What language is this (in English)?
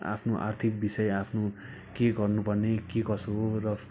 Nepali